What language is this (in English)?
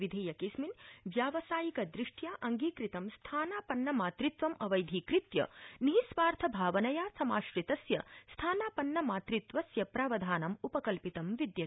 Sanskrit